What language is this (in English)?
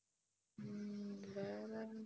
Tamil